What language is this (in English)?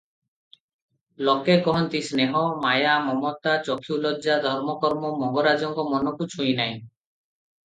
Odia